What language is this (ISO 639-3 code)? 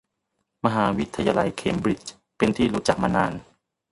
tha